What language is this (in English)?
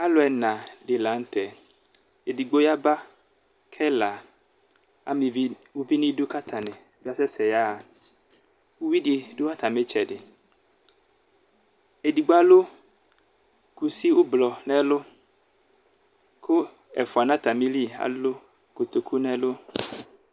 Ikposo